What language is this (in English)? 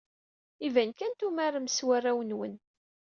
Kabyle